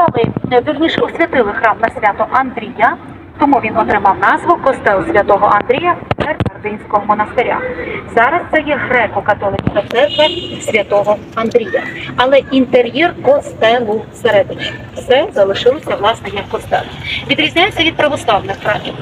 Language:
Russian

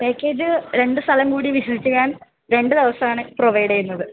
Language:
Malayalam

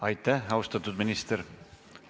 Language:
Estonian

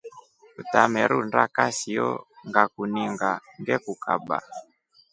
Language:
Rombo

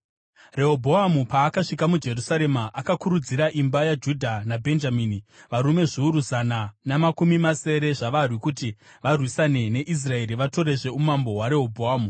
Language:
Shona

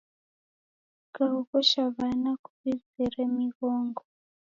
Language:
Taita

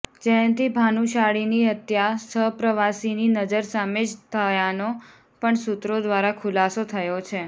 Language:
Gujarati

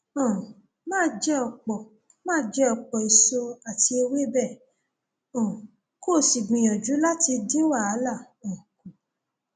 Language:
Yoruba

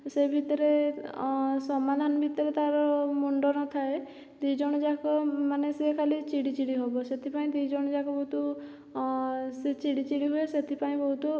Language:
Odia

